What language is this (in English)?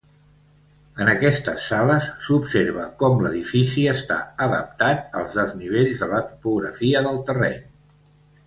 Catalan